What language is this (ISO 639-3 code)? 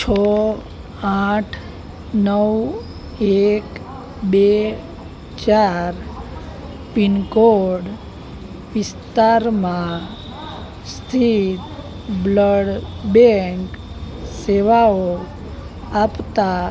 guj